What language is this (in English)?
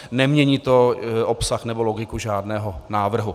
Czech